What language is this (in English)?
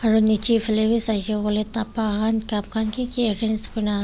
Naga Pidgin